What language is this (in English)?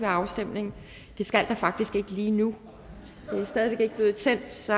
Danish